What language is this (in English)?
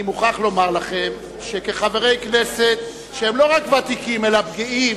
Hebrew